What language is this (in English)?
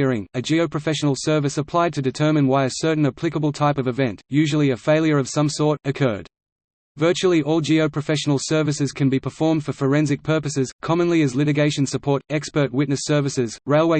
English